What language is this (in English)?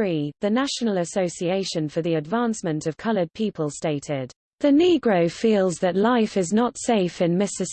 English